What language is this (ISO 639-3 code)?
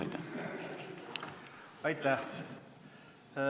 est